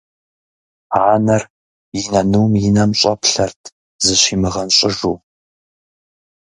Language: Kabardian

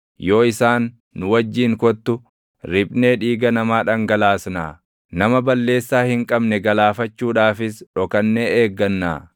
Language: Oromo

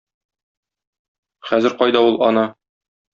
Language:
Tatar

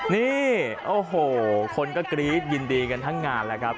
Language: Thai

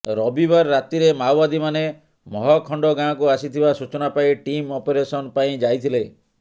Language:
Odia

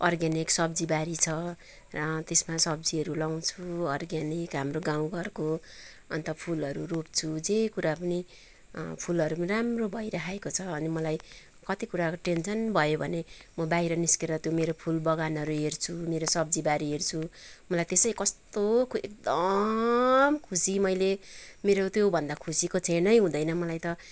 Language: Nepali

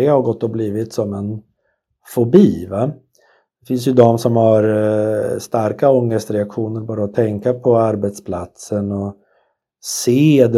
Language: Swedish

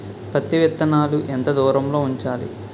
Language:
Telugu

